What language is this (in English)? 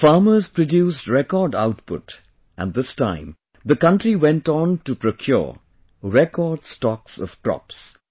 English